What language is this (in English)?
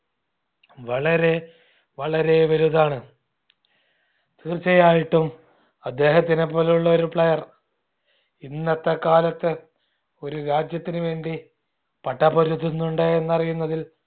Malayalam